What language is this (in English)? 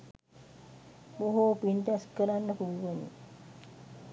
Sinhala